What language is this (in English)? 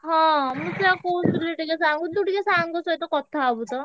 Odia